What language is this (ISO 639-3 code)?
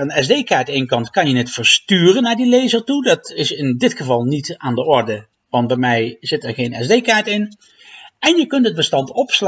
nld